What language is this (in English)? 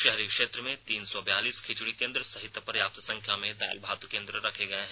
Hindi